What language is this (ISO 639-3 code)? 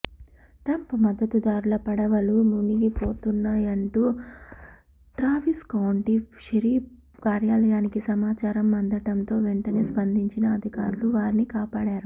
tel